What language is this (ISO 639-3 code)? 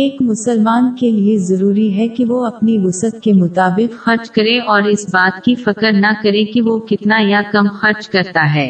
urd